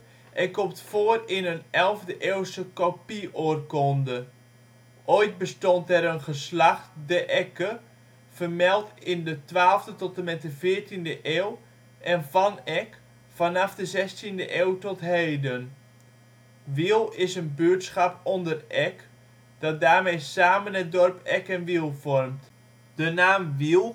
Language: Dutch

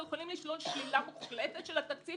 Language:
Hebrew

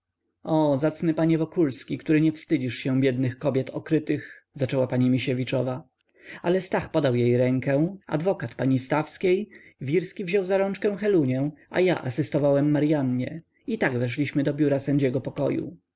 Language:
Polish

